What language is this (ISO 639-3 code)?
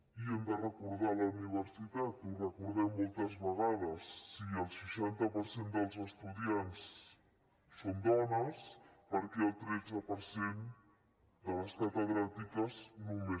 cat